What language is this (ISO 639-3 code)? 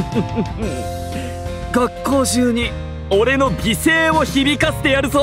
jpn